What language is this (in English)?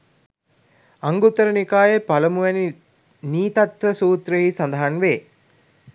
Sinhala